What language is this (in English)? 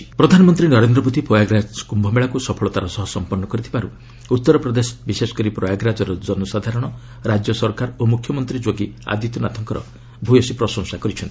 Odia